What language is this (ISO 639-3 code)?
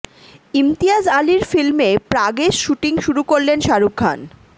ben